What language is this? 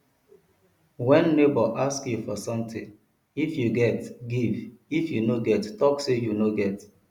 Nigerian Pidgin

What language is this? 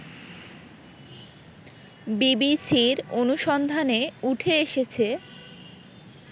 Bangla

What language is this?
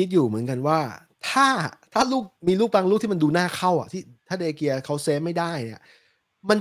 Thai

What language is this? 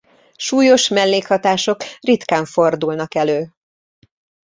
Hungarian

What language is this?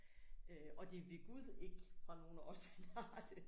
Danish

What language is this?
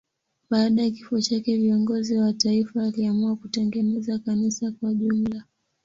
Swahili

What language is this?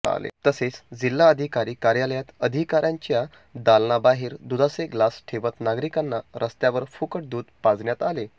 Marathi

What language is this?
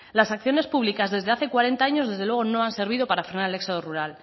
Spanish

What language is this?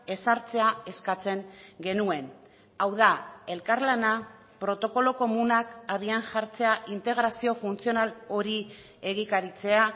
Basque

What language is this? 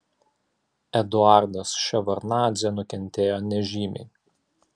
Lithuanian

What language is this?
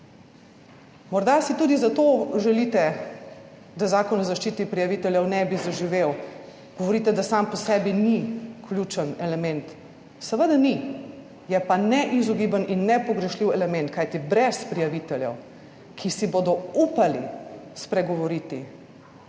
Slovenian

